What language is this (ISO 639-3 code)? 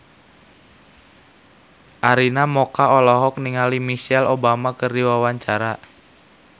sun